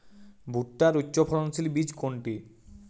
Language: Bangla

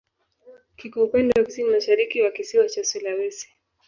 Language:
Swahili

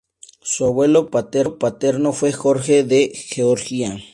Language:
Spanish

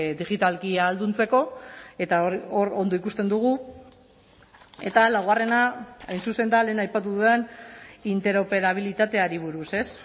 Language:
Basque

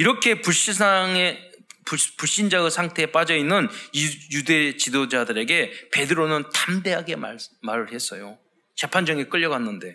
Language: Korean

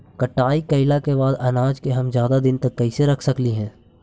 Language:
Magahi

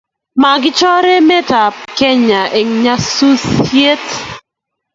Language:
Kalenjin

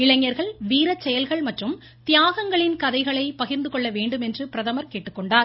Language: Tamil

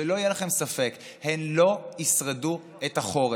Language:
Hebrew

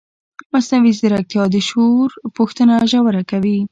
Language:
Pashto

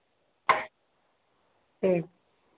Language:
Hindi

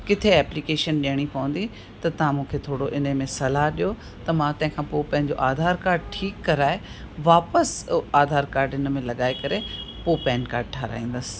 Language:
Sindhi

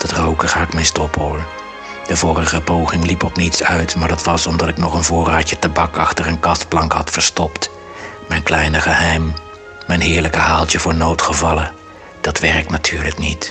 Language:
Dutch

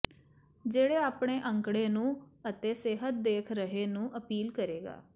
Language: Punjabi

